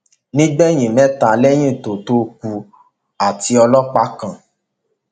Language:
Yoruba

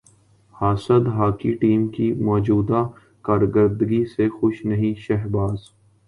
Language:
Urdu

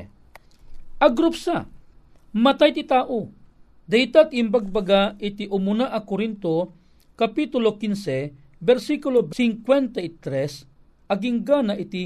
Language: Filipino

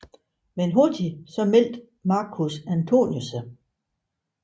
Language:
Danish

